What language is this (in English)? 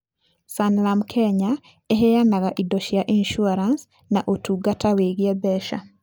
Kikuyu